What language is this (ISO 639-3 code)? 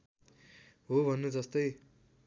nep